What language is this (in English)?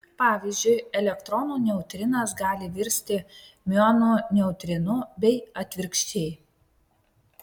Lithuanian